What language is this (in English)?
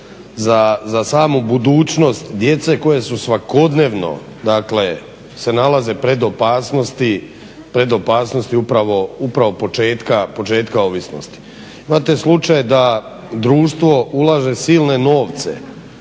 Croatian